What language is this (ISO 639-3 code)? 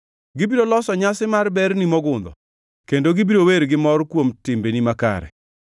luo